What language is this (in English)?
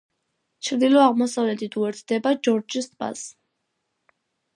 Georgian